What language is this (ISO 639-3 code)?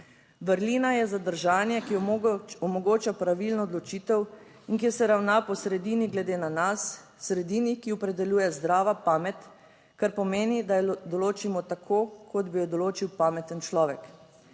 slv